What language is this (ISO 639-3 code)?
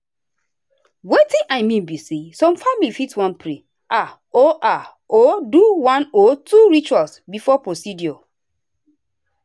pcm